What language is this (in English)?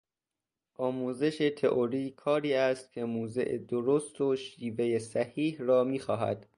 Persian